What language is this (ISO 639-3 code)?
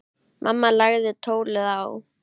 isl